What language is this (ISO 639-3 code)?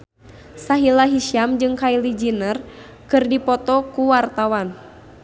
sun